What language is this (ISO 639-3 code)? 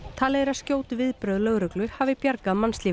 isl